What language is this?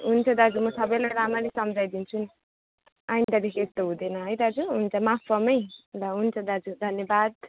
Nepali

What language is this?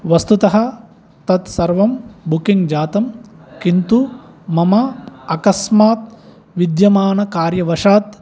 Sanskrit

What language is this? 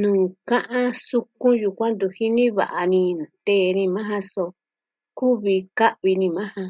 Southwestern Tlaxiaco Mixtec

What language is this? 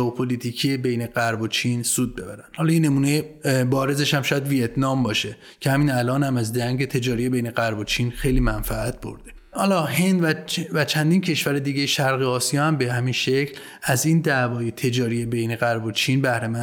Persian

